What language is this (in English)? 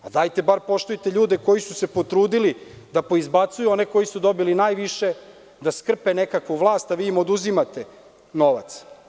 Serbian